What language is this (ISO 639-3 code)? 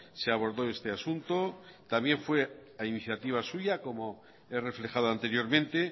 spa